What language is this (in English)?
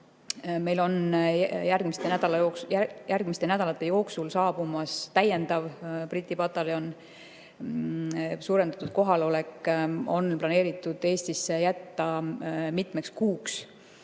Estonian